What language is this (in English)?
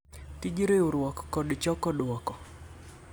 Luo (Kenya and Tanzania)